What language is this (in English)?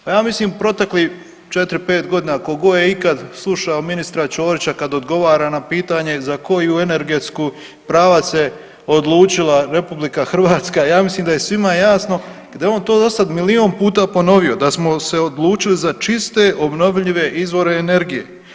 Croatian